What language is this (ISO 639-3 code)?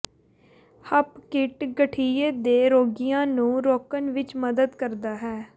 pan